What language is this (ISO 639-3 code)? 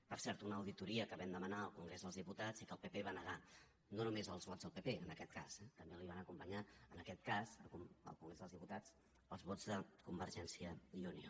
cat